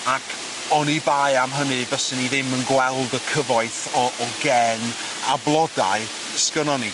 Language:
Welsh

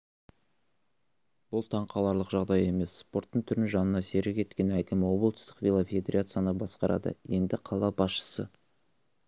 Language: Kazakh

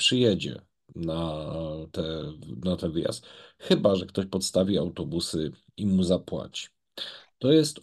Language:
Polish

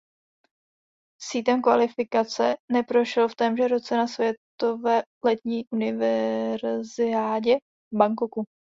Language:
Czech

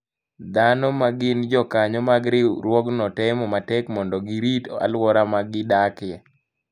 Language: Luo (Kenya and Tanzania)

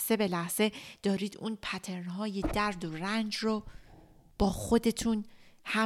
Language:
Persian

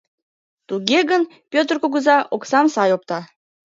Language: Mari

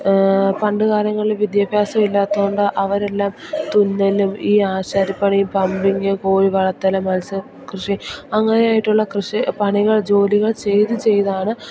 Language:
Malayalam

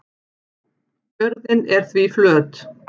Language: Icelandic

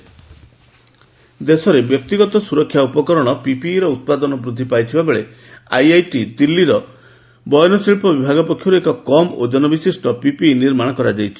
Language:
Odia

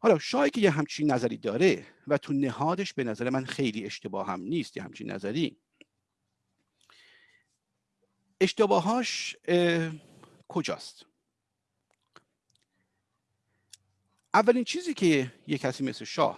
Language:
Persian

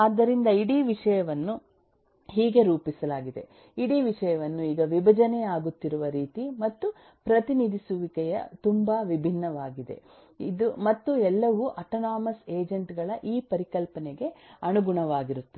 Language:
Kannada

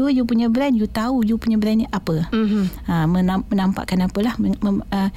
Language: Malay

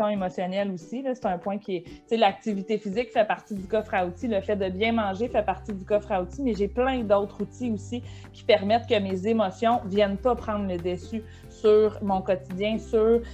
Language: French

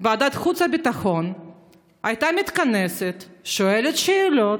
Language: Hebrew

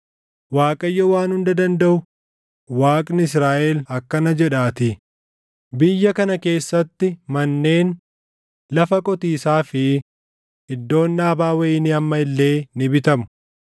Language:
Oromo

